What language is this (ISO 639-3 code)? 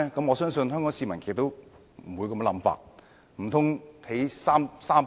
yue